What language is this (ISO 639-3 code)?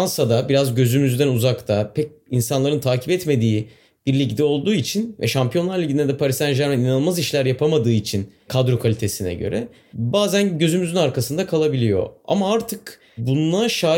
tur